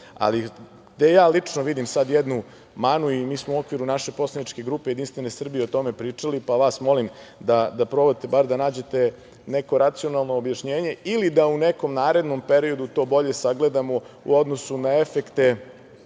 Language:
Serbian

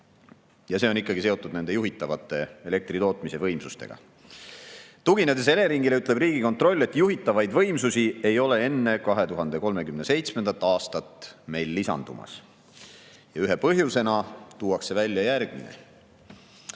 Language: Estonian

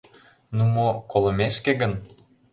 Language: Mari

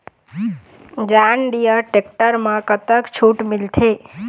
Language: Chhattisgarhi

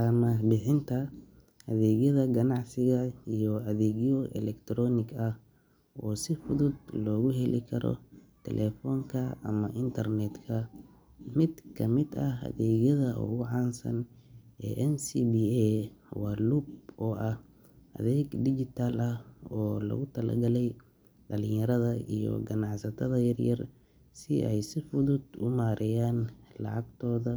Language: Somali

